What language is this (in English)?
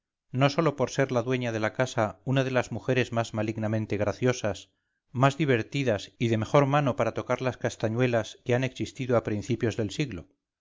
Spanish